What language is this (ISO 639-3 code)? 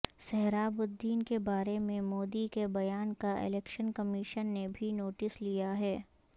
urd